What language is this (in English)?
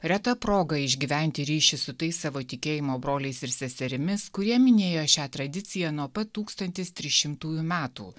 Lithuanian